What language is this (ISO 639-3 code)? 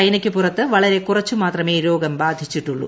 mal